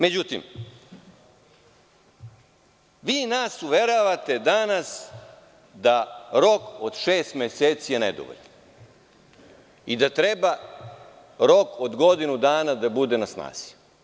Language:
Serbian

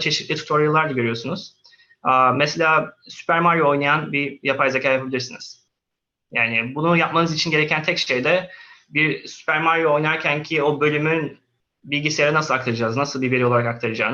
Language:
Turkish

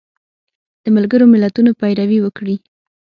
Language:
Pashto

